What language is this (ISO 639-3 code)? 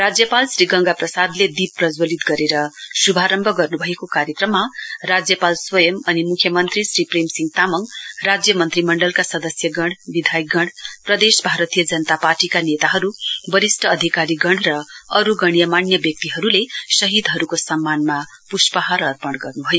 nep